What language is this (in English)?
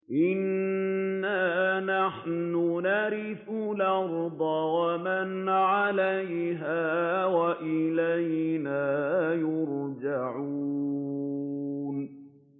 Arabic